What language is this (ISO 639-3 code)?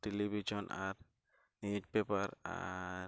sat